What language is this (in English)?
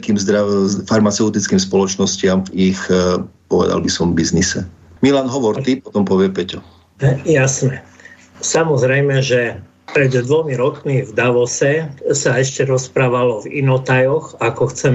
Slovak